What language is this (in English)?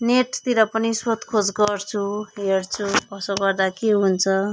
Nepali